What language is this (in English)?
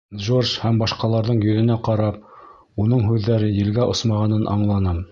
Bashkir